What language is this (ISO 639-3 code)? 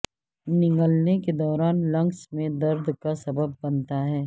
urd